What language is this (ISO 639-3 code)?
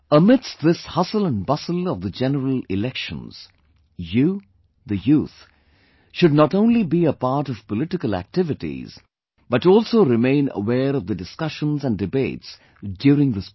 eng